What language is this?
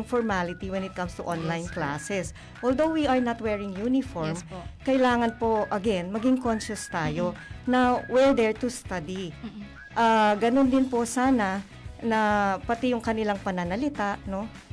Filipino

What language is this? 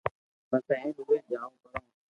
Loarki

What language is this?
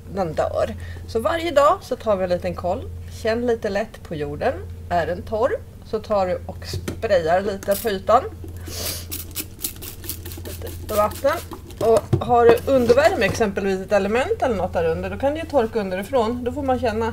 Swedish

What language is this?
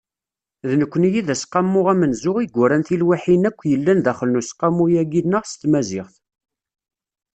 Kabyle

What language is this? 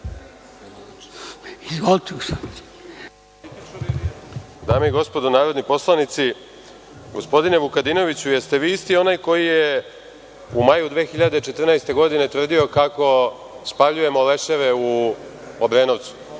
Serbian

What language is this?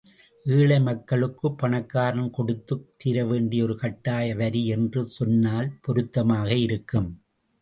Tamil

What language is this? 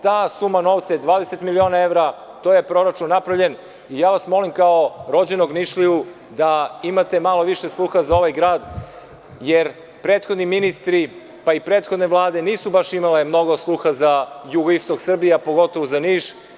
Serbian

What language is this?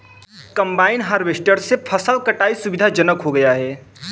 Hindi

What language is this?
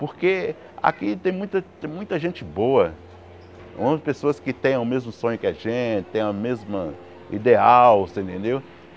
Portuguese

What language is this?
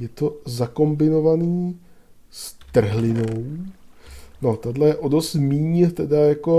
Czech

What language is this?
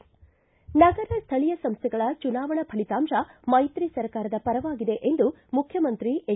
Kannada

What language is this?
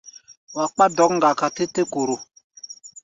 Gbaya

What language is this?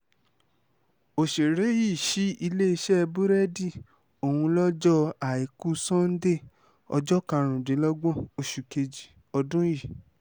Yoruba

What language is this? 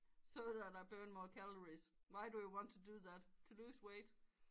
Danish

